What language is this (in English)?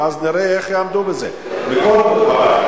Hebrew